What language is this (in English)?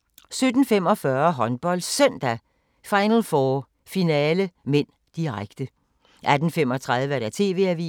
Danish